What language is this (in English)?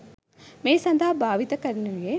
Sinhala